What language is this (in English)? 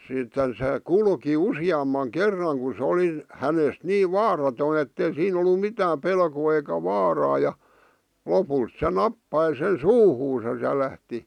Finnish